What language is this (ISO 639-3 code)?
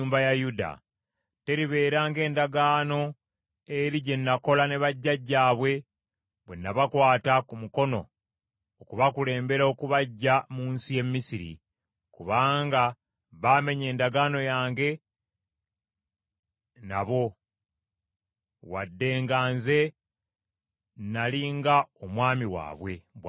lug